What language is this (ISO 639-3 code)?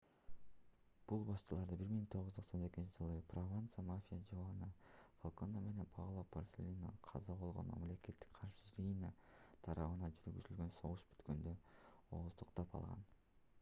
kir